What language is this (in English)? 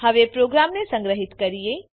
Gujarati